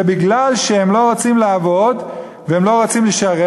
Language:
Hebrew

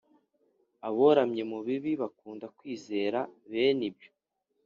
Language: Kinyarwanda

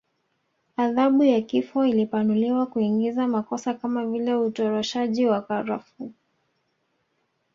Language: Swahili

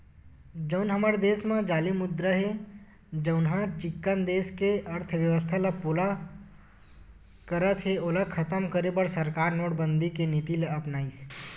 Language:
Chhattisgarhi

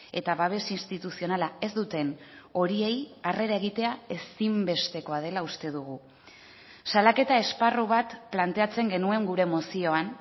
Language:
Basque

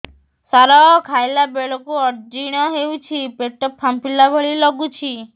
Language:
Odia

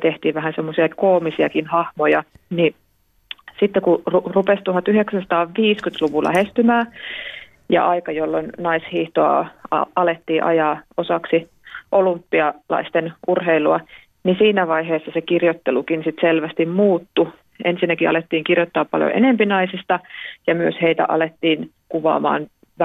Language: Finnish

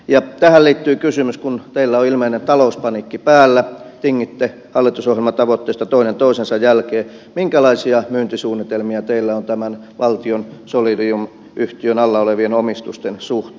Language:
Finnish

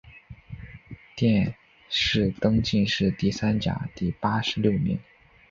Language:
Chinese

